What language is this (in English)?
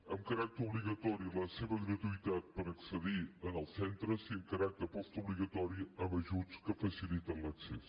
Catalan